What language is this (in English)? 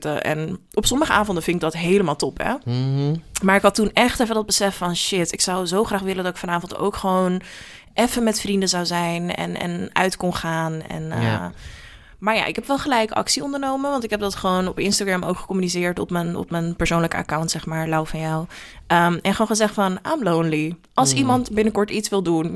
Dutch